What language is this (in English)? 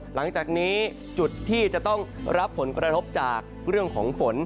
Thai